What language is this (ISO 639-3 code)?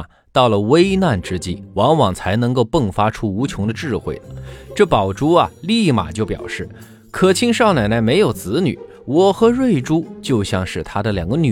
zho